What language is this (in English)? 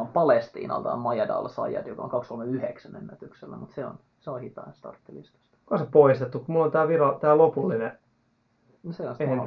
Finnish